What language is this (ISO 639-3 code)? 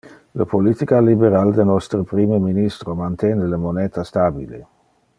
ina